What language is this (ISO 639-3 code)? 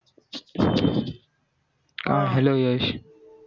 mar